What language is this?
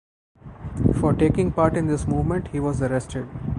English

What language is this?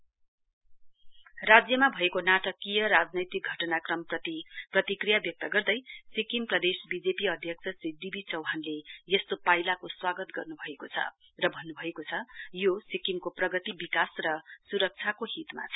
Nepali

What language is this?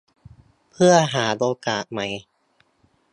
Thai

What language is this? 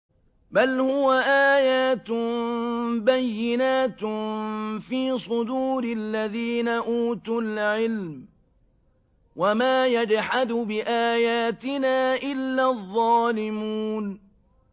Arabic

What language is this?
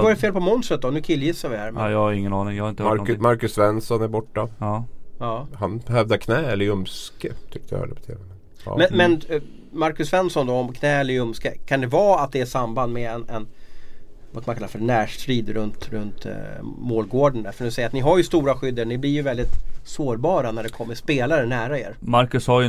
Swedish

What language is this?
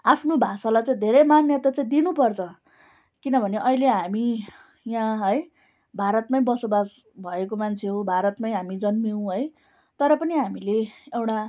Nepali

